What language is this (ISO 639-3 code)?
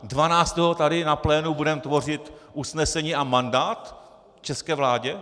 ces